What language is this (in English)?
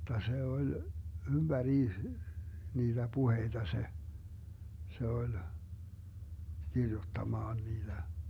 Finnish